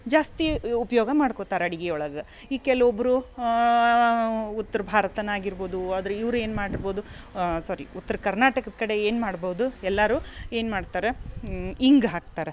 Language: Kannada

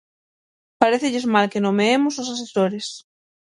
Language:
Galician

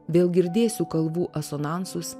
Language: Lithuanian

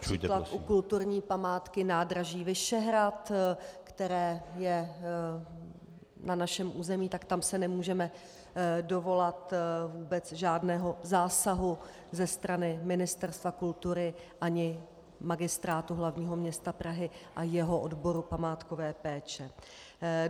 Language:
Czech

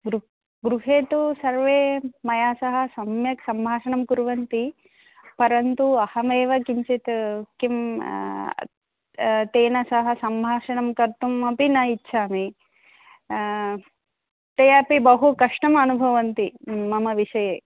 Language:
Sanskrit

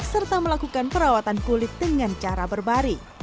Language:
Indonesian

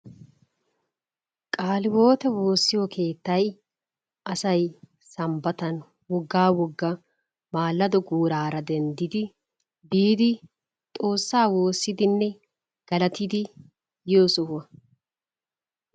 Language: Wolaytta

